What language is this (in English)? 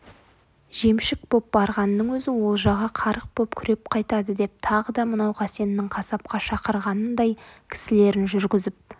Kazakh